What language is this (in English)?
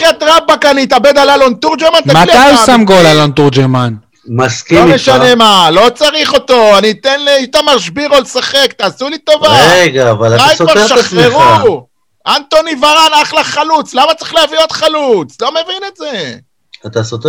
Hebrew